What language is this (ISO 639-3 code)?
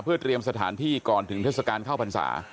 tha